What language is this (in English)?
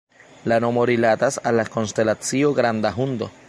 Esperanto